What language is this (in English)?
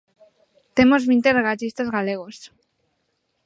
Galician